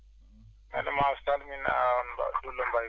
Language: Fula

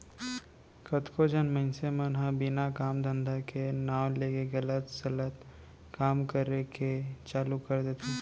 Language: Chhattisgarhi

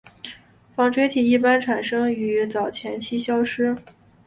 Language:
Chinese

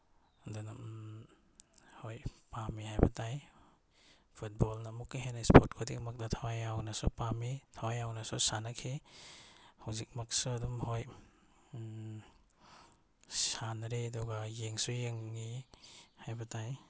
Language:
Manipuri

